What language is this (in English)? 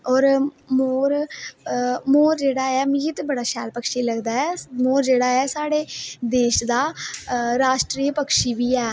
Dogri